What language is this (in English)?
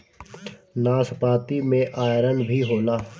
Bhojpuri